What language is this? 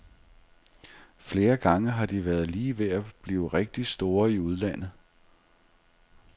Danish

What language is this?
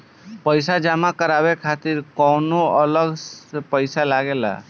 Bhojpuri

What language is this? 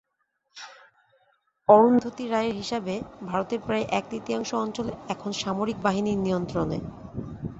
Bangla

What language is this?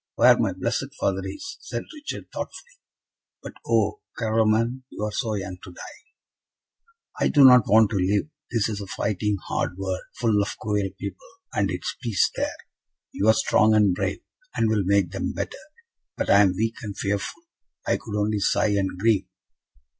English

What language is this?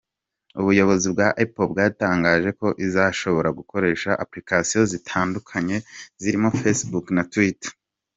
Kinyarwanda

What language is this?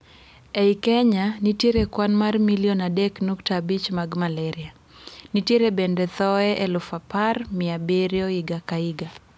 Luo (Kenya and Tanzania)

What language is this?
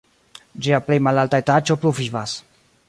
Esperanto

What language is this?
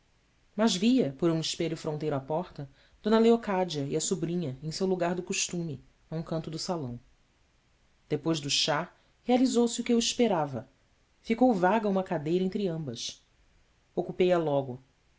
Portuguese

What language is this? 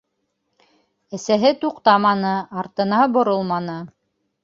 Bashkir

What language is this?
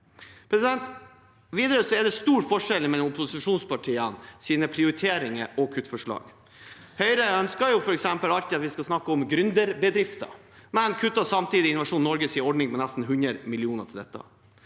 Norwegian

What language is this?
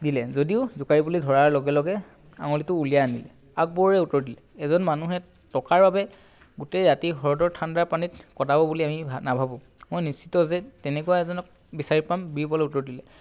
Assamese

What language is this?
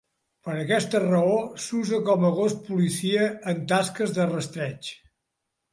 Catalan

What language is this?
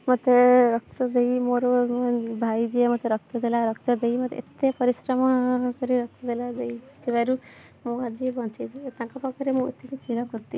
Odia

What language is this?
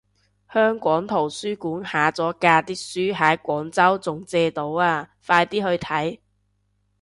Cantonese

